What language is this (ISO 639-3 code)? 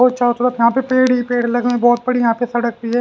hin